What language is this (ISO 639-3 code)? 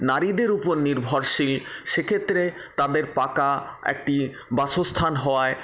ben